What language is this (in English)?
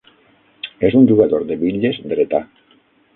Catalan